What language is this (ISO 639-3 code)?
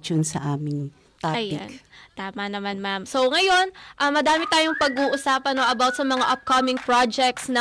fil